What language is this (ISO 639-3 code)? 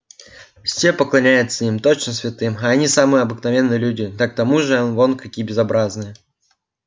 rus